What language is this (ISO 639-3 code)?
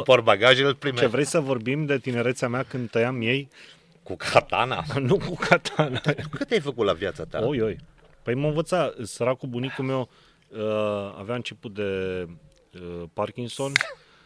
ron